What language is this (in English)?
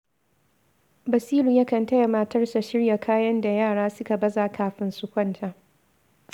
Hausa